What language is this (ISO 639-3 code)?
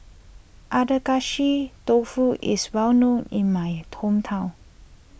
eng